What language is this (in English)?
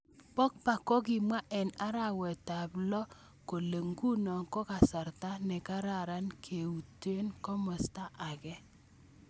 Kalenjin